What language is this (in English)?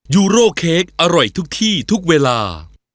Thai